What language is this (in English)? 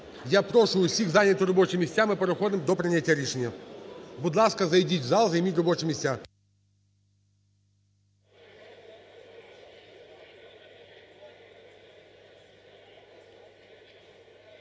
Ukrainian